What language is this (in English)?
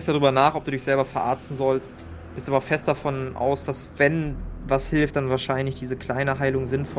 German